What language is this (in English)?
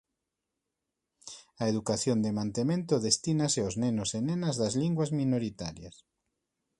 Galician